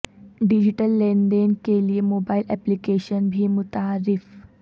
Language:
Urdu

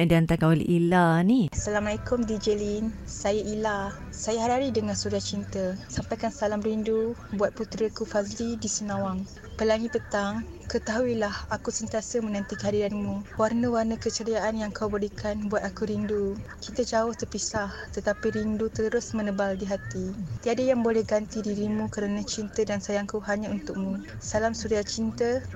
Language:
Malay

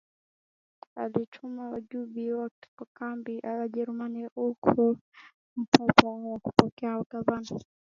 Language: Swahili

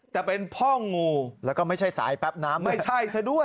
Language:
Thai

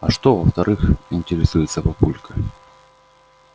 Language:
Russian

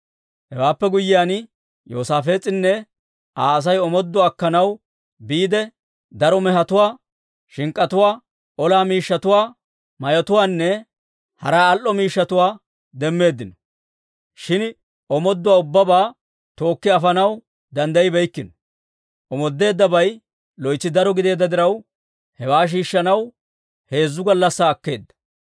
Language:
Dawro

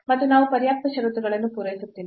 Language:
Kannada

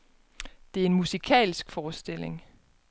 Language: Danish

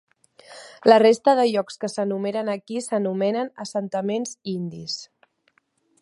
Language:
Catalan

